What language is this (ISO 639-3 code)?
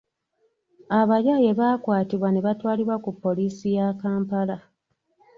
lug